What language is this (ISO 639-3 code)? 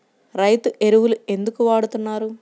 tel